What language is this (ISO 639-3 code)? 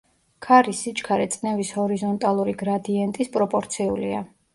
kat